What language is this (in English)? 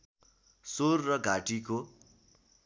Nepali